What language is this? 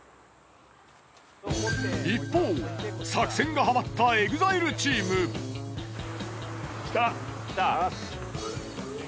Japanese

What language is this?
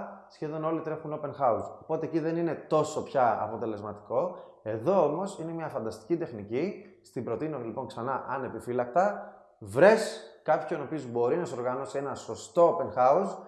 Greek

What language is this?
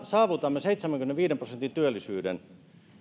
Finnish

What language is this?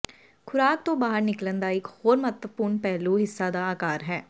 Punjabi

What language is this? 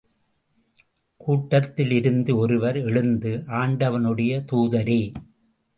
Tamil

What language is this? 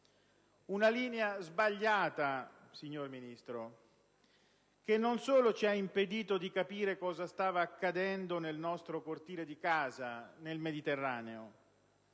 Italian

